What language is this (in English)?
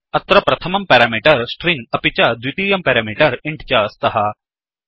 Sanskrit